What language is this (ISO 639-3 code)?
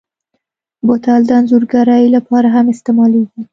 pus